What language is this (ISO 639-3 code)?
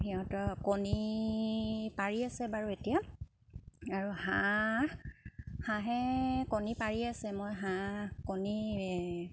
asm